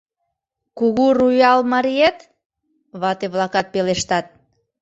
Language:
Mari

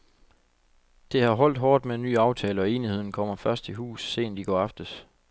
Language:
Danish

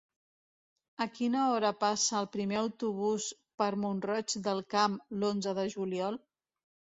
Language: Catalan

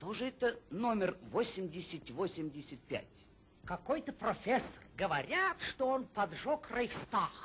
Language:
Russian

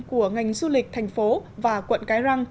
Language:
Vietnamese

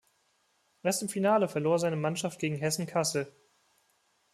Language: German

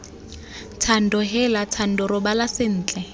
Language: Tswana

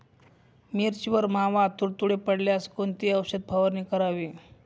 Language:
Marathi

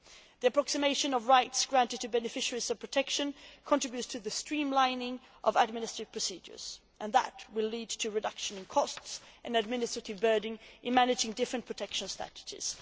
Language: English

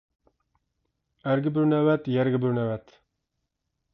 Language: Uyghur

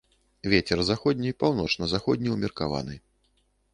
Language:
Belarusian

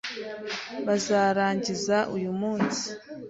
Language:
Kinyarwanda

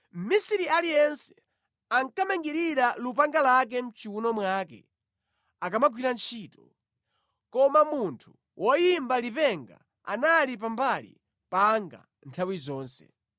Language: Nyanja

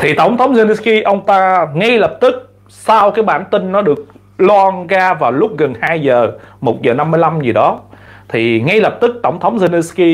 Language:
Vietnamese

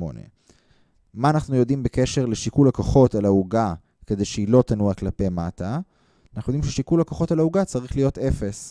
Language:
Hebrew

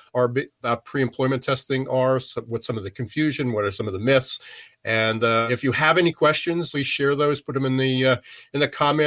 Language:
English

